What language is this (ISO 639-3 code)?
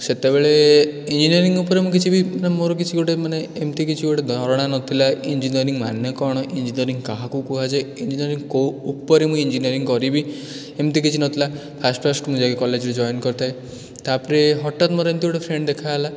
ori